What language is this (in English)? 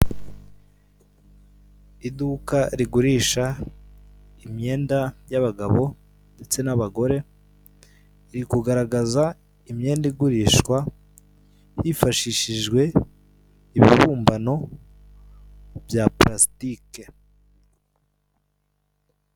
Kinyarwanda